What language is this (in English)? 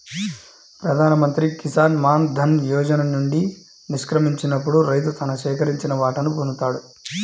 Telugu